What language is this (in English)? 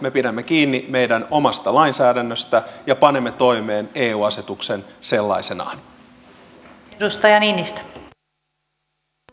Finnish